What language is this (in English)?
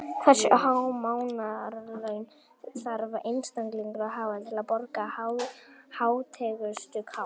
Icelandic